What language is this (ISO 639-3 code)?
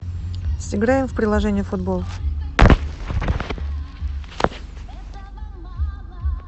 rus